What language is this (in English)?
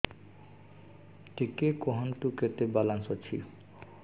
Odia